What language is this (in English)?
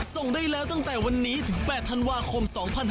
Thai